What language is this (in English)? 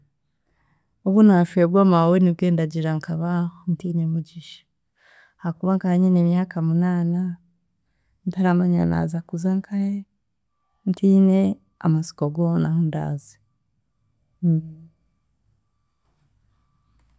Chiga